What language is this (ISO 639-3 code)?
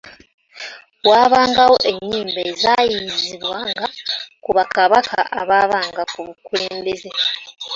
lug